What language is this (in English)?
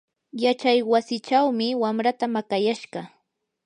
Yanahuanca Pasco Quechua